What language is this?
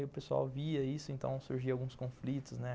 Portuguese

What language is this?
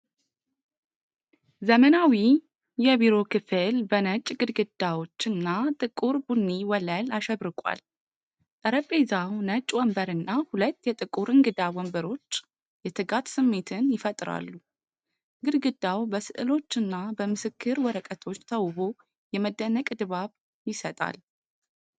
Amharic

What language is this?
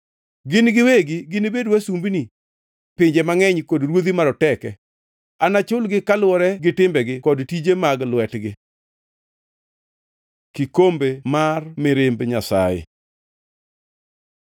Luo (Kenya and Tanzania)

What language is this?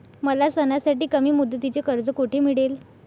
Marathi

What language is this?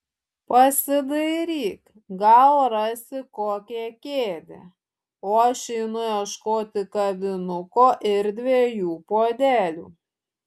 Lithuanian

